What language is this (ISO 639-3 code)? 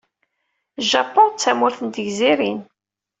kab